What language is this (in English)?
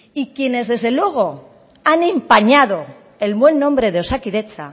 Spanish